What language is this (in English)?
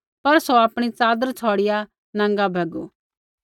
Kullu Pahari